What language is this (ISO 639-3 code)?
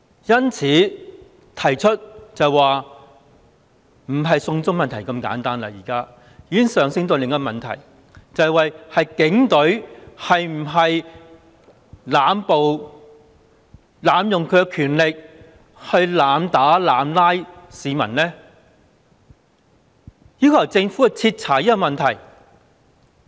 yue